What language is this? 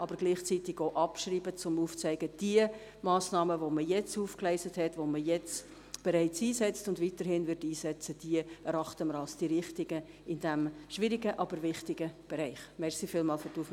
Swiss German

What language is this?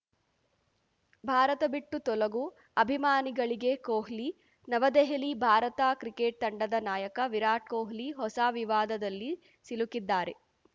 Kannada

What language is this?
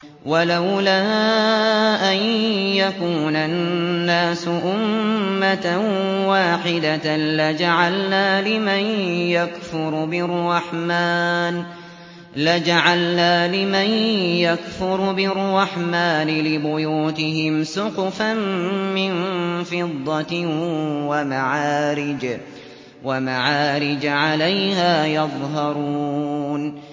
Arabic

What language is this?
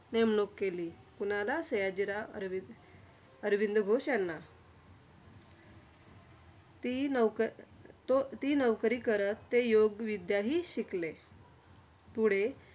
Marathi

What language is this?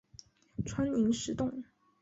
Chinese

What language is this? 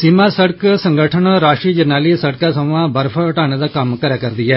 Dogri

